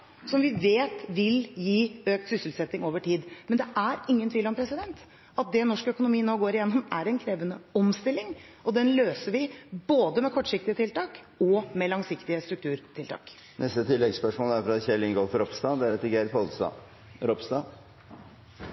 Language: Norwegian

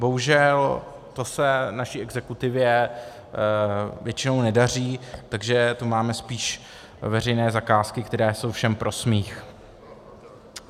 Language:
Czech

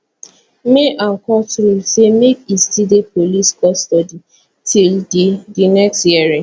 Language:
Nigerian Pidgin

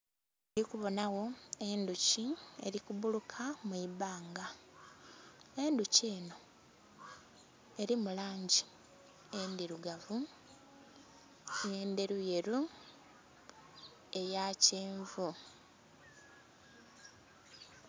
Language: Soga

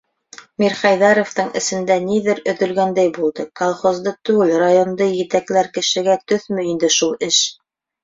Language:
Bashkir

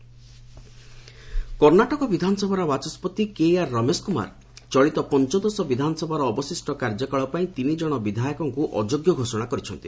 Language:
Odia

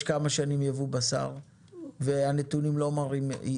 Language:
Hebrew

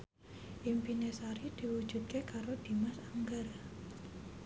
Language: Javanese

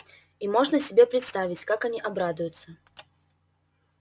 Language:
Russian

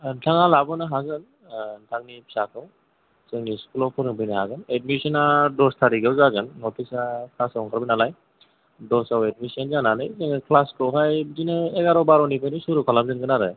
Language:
Bodo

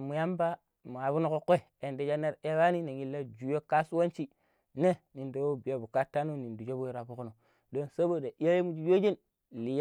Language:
Pero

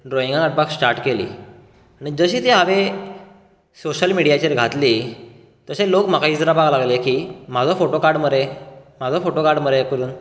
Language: Konkani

